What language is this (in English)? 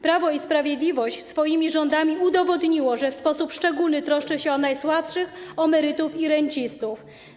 Polish